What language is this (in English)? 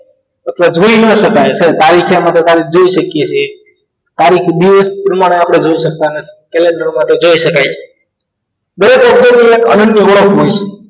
Gujarati